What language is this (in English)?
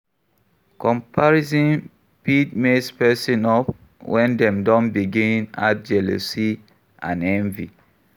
Nigerian Pidgin